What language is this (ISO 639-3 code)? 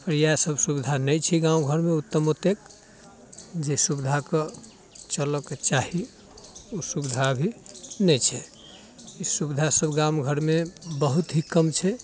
mai